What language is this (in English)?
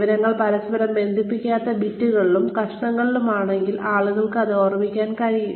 Malayalam